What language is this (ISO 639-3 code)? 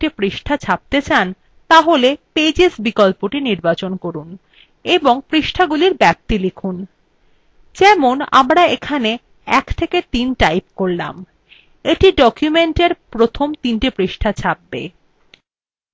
ben